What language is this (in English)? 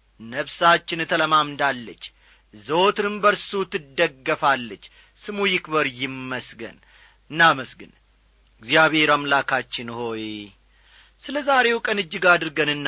Amharic